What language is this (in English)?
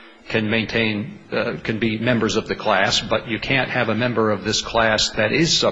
English